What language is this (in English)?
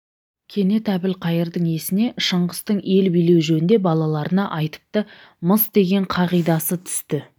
Kazakh